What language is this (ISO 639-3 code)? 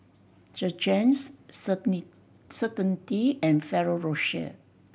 eng